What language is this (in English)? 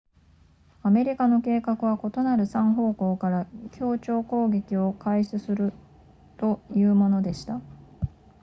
Japanese